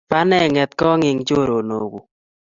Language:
Kalenjin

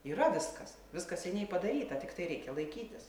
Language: Lithuanian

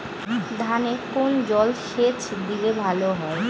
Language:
Bangla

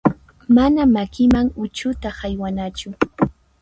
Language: Puno Quechua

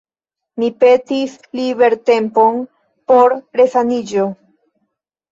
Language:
Esperanto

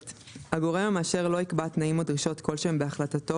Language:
Hebrew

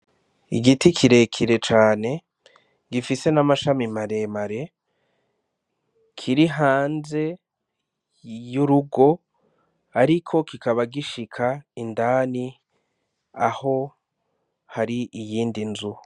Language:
Rundi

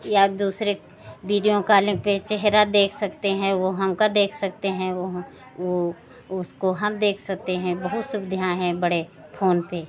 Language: Hindi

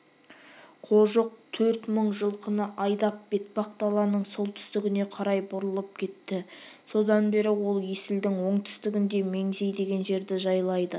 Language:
Kazakh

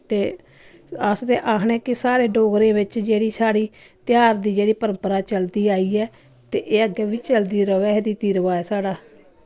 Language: Dogri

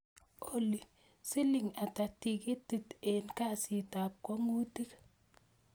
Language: Kalenjin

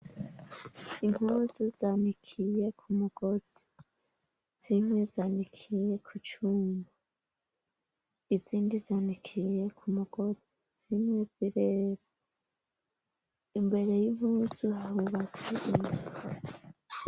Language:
Rundi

